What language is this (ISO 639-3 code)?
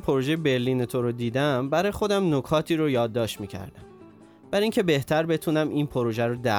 fas